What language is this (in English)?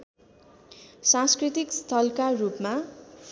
Nepali